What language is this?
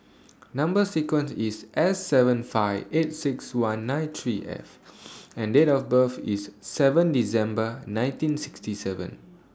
English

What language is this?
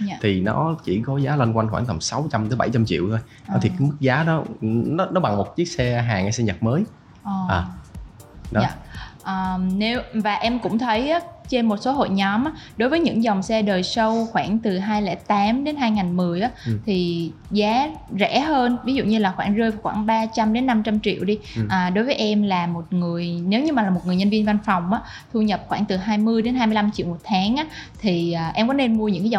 Vietnamese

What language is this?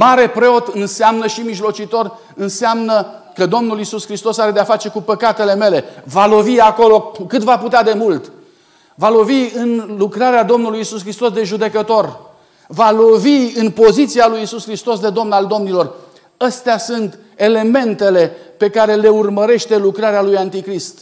Romanian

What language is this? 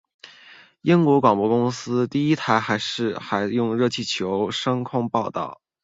Chinese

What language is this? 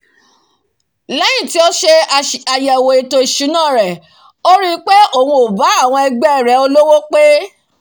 Yoruba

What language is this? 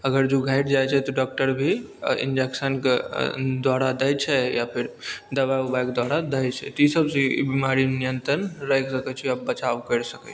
Maithili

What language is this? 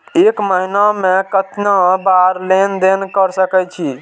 Maithili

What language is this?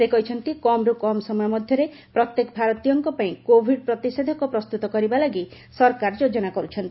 Odia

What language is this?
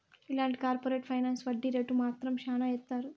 Telugu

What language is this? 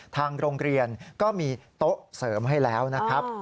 Thai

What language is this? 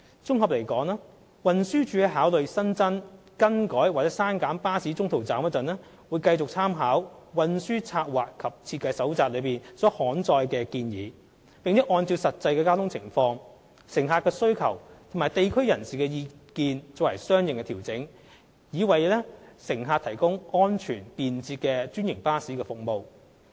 Cantonese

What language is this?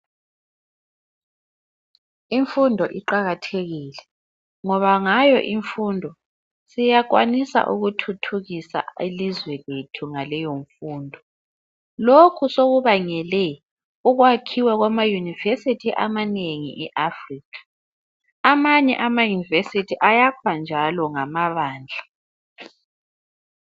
North Ndebele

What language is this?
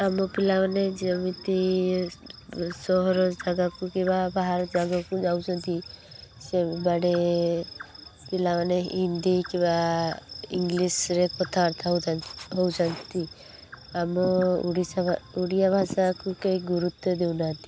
Odia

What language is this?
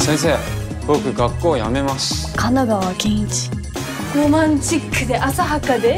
Japanese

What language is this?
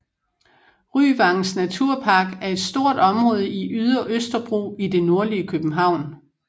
Danish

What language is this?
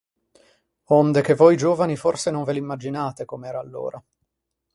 Italian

